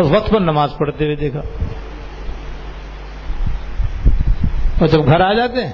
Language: Urdu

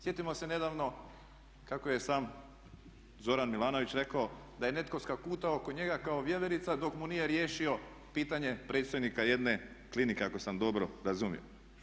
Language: Croatian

